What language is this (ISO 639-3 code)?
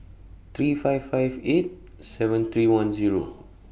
eng